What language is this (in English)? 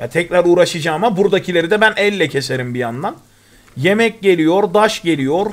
Turkish